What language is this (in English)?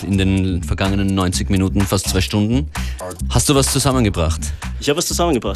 German